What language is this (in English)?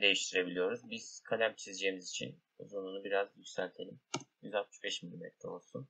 Turkish